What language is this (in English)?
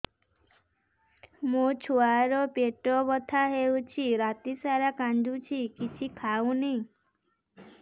Odia